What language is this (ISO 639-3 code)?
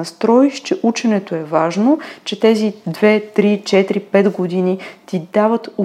bul